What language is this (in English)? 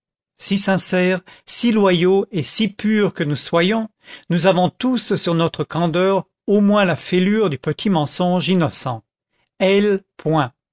French